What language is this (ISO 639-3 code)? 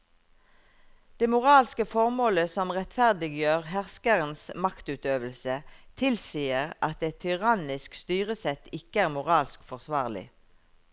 nor